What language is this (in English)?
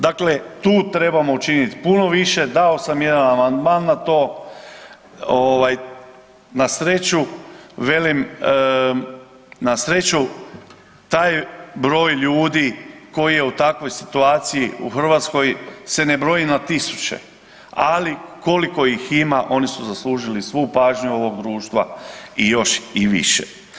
Croatian